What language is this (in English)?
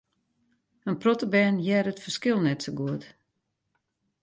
Western Frisian